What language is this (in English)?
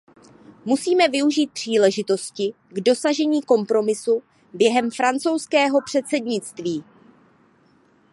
Czech